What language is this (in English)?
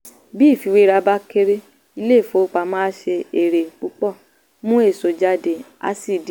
Yoruba